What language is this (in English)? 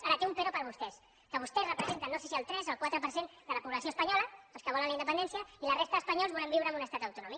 Catalan